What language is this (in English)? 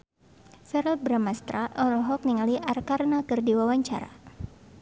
Sundanese